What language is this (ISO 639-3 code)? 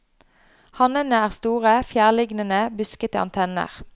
nor